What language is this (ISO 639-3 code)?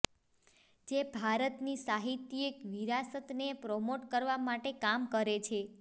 guj